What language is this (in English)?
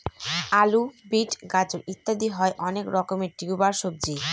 Bangla